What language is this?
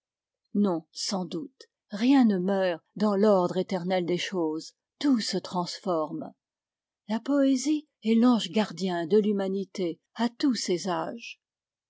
French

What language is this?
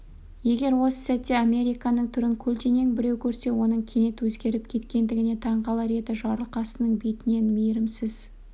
Kazakh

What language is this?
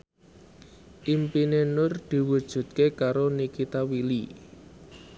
Javanese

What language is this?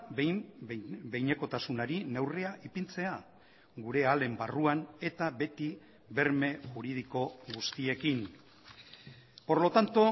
Basque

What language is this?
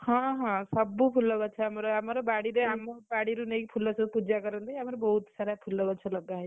Odia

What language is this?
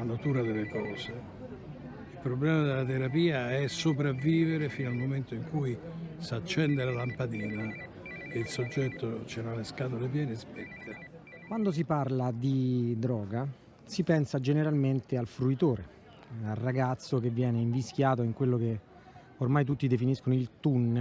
Italian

